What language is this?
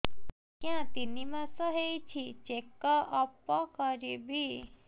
Odia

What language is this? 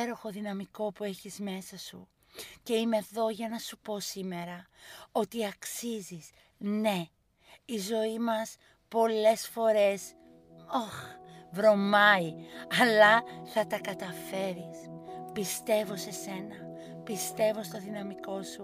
Greek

